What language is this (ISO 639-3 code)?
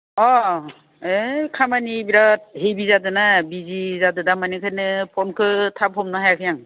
brx